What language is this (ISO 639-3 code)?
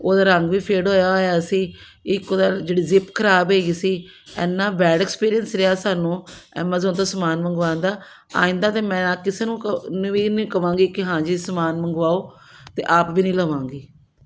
pan